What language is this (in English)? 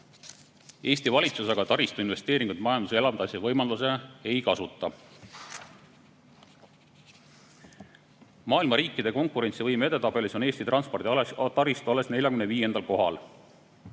Estonian